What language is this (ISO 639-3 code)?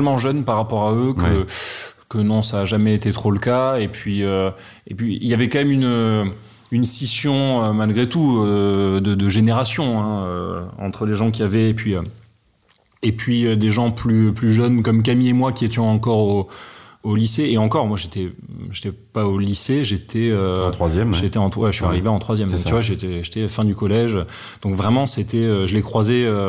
fra